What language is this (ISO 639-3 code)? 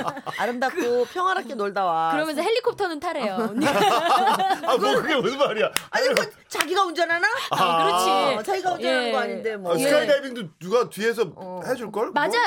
kor